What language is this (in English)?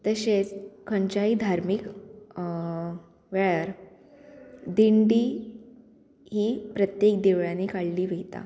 Konkani